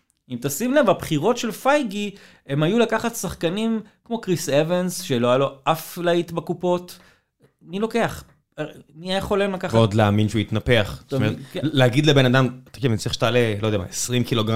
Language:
Hebrew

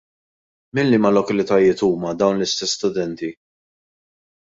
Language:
Maltese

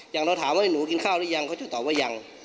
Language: Thai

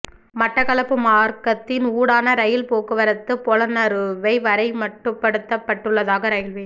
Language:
Tamil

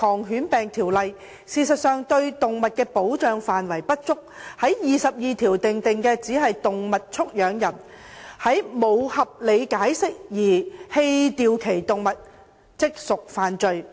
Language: Cantonese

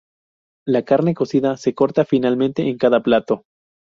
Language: Spanish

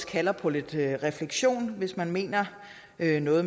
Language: Danish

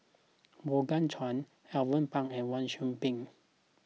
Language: English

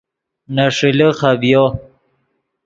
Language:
Yidgha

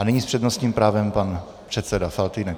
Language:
Czech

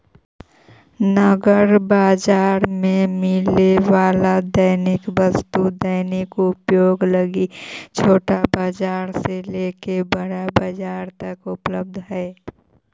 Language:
Magahi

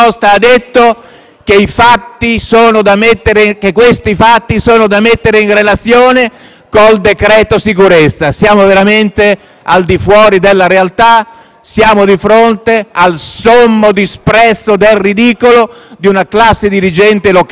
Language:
Italian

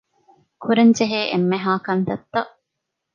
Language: Divehi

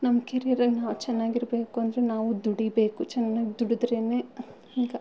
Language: Kannada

